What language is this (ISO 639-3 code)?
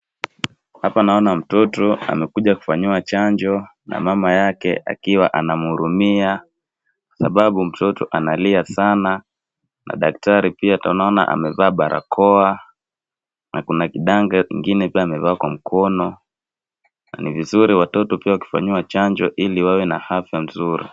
swa